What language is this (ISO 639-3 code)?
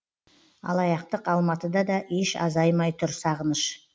kaz